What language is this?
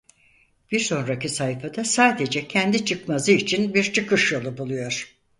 Turkish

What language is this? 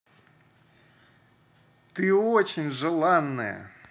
Russian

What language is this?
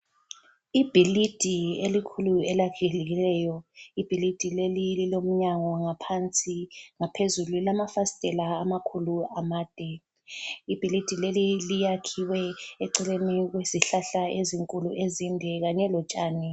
North Ndebele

